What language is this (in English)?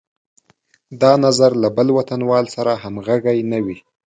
Pashto